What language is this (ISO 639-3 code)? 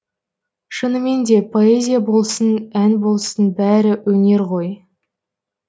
kaz